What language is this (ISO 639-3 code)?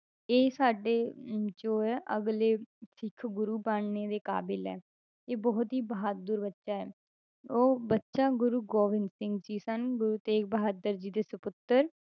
pan